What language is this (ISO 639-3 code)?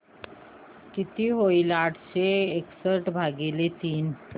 mar